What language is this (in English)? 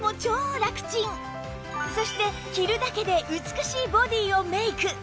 Japanese